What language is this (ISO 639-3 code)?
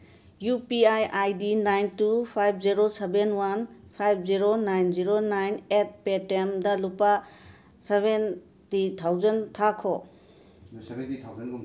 mni